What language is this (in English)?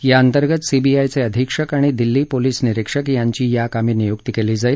Marathi